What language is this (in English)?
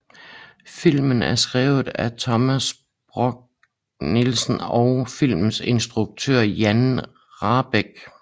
Danish